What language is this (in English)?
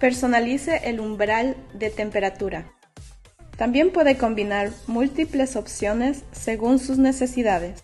Spanish